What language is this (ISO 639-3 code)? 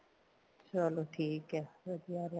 pan